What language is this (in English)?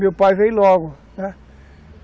Portuguese